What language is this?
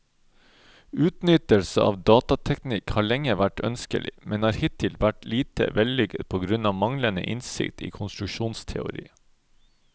Norwegian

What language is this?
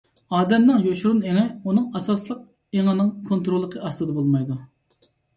Uyghur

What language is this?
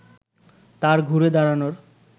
Bangla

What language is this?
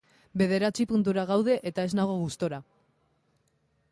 Basque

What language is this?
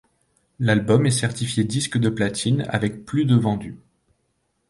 French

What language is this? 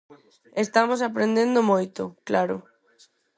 Galician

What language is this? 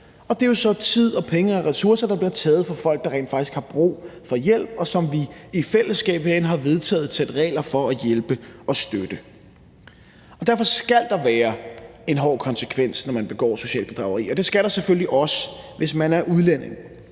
Danish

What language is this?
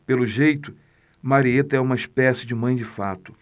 Portuguese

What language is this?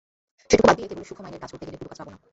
Bangla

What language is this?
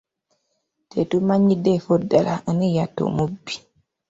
Ganda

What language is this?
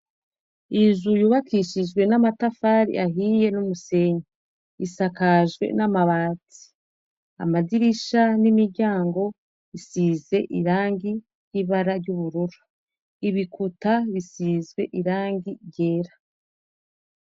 Rundi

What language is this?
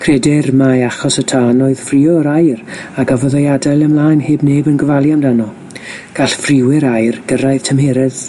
Welsh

